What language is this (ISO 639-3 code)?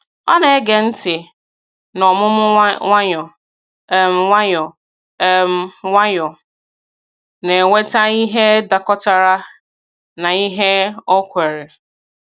ibo